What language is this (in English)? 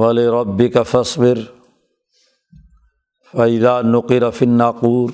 Urdu